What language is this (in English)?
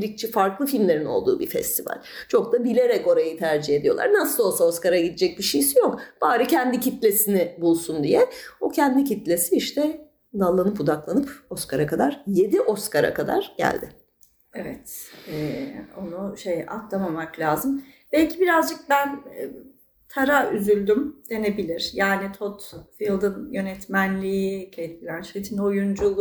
Turkish